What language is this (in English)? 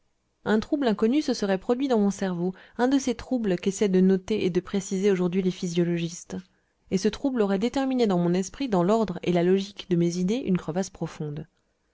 French